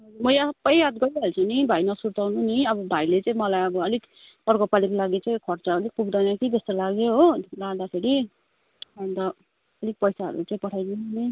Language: Nepali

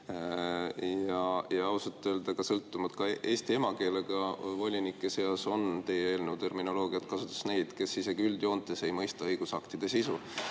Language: Estonian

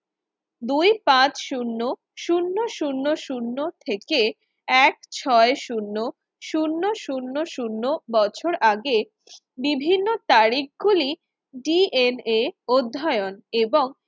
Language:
Bangla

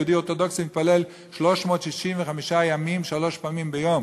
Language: Hebrew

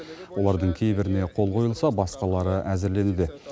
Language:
Kazakh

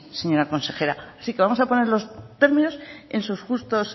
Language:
Spanish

